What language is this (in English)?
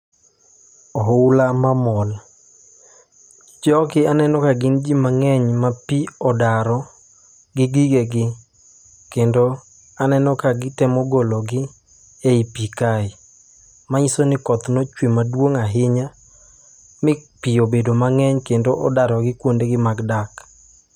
Luo (Kenya and Tanzania)